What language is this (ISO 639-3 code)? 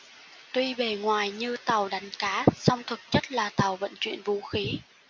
vie